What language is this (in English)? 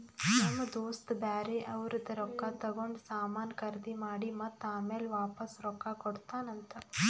Kannada